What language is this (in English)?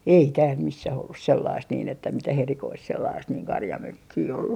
Finnish